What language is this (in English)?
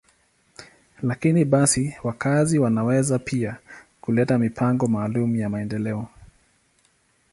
Swahili